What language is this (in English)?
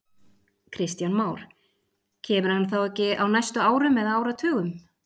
Icelandic